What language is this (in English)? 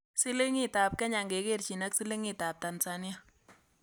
Kalenjin